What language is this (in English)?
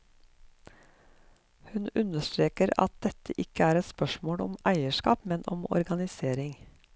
Norwegian